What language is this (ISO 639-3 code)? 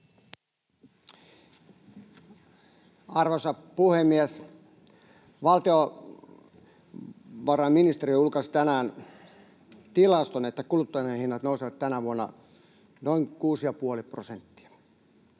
fin